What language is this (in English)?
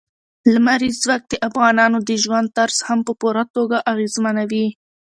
Pashto